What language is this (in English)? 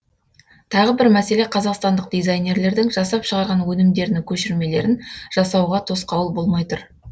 Kazakh